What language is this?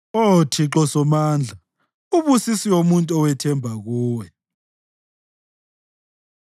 North Ndebele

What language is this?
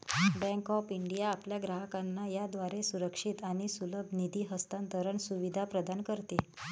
Marathi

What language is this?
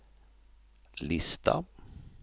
Swedish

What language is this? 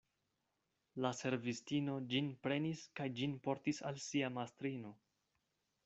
Esperanto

